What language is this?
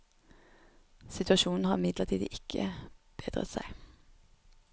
Norwegian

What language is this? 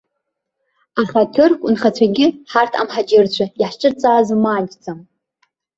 Abkhazian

